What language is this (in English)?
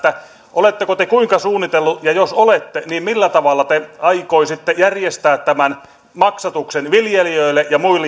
Finnish